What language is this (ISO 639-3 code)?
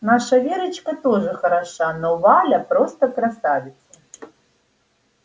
rus